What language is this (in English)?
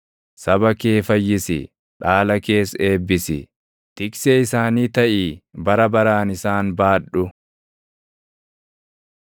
Oromo